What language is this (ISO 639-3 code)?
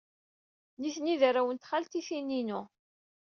kab